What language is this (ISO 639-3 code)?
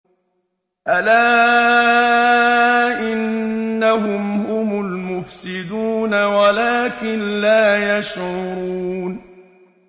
ara